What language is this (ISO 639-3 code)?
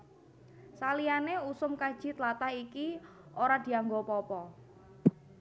jav